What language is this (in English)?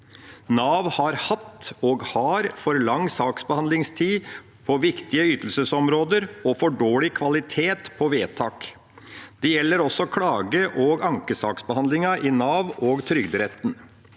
Norwegian